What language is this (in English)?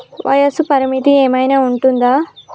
Telugu